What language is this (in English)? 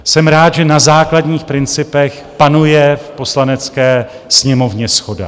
Czech